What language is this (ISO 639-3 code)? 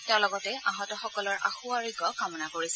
asm